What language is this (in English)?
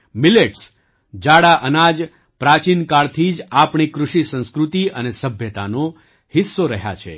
Gujarati